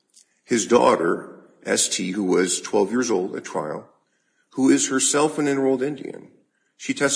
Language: English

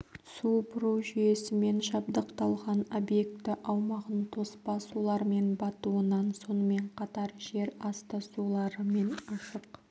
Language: Kazakh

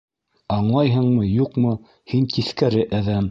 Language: Bashkir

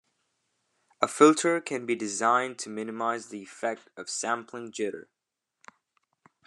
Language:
English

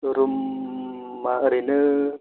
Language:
Bodo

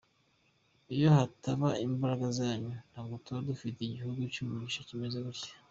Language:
Kinyarwanda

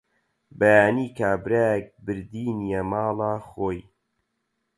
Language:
Central Kurdish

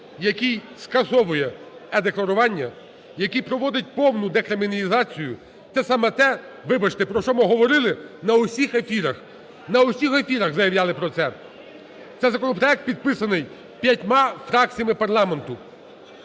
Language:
Ukrainian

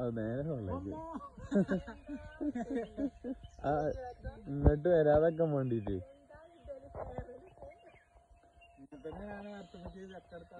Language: Malayalam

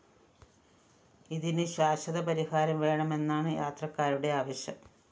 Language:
Malayalam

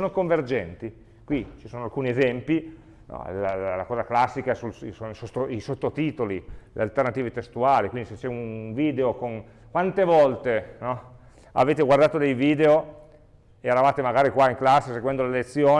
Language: Italian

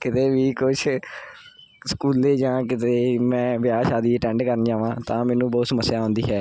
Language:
Punjabi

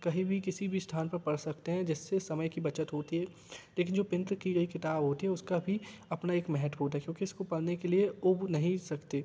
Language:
Hindi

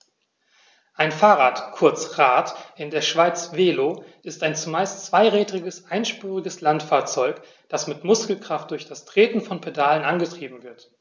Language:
German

